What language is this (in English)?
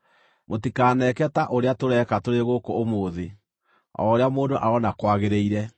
Kikuyu